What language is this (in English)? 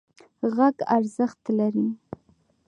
Pashto